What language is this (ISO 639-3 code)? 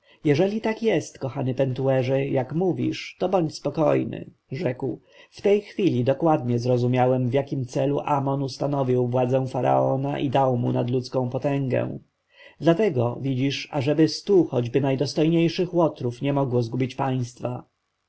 pol